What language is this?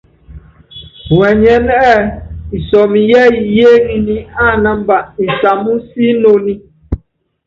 Yangben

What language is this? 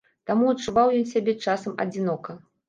Belarusian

